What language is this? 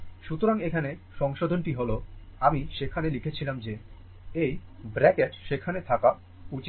Bangla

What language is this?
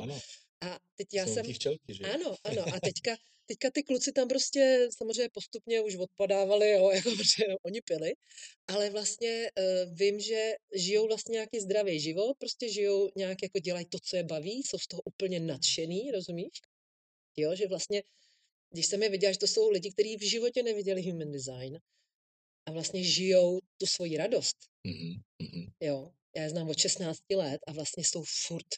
Czech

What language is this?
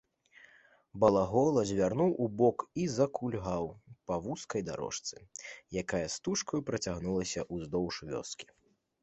Belarusian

